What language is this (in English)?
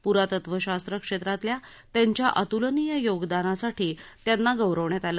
Marathi